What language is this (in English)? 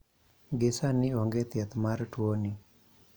Luo (Kenya and Tanzania)